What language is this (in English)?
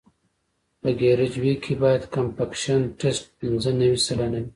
Pashto